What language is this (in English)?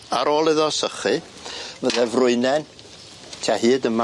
Welsh